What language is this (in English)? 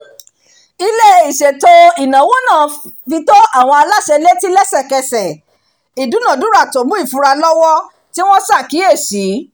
Yoruba